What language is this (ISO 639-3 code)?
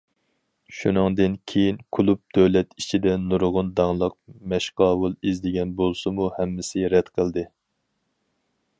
uig